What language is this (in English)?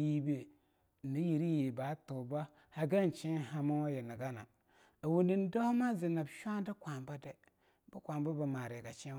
Longuda